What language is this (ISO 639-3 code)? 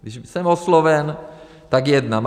ces